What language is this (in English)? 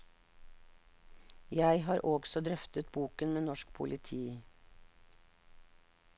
Norwegian